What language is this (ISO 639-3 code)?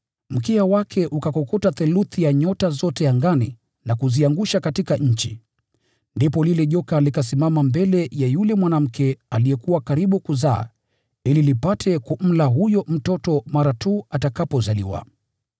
swa